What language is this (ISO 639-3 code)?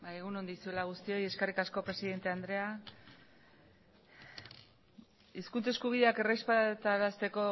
eus